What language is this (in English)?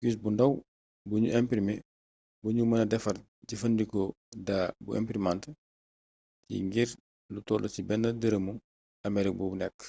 Wolof